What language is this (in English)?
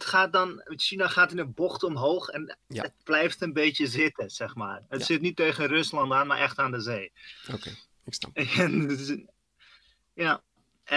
Dutch